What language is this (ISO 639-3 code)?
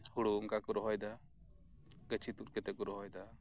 sat